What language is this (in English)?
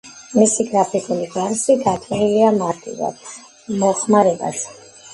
Georgian